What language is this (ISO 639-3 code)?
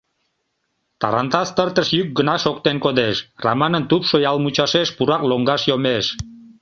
chm